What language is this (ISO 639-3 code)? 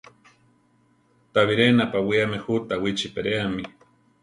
tar